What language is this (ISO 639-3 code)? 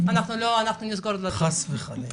heb